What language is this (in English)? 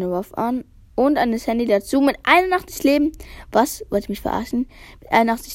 German